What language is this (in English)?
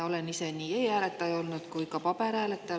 Estonian